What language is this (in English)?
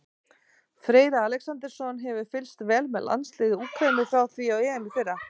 Icelandic